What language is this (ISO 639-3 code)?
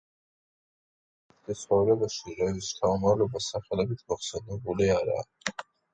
kat